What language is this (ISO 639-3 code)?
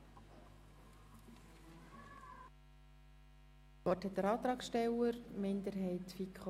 gsw